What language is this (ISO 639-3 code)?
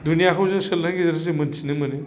brx